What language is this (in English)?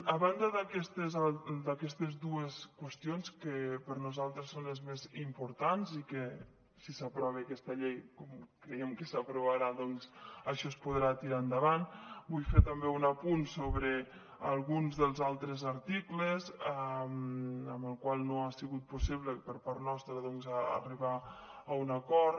Catalan